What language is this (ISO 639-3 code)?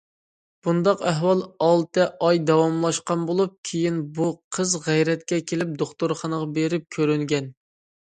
uig